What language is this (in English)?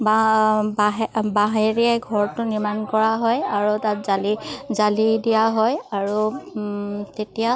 Assamese